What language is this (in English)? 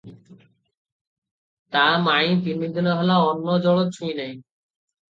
Odia